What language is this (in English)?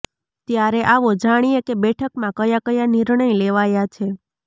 Gujarati